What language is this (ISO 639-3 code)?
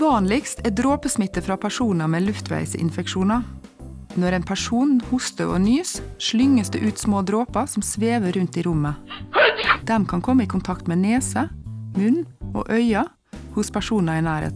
deu